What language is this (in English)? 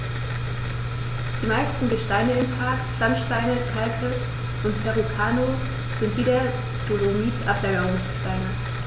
German